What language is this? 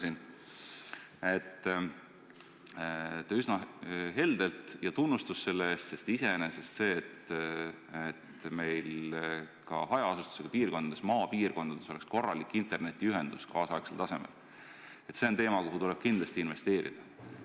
Estonian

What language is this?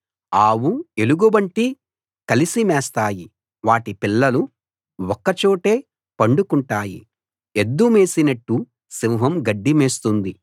Telugu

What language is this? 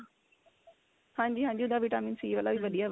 Punjabi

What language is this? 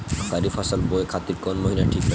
Bhojpuri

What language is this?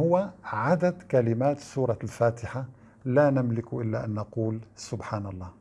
Arabic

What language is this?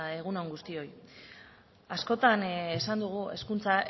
Basque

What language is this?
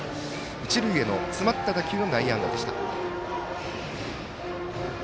Japanese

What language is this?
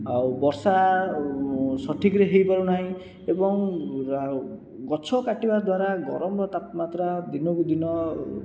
Odia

